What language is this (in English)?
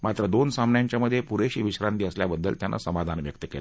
Marathi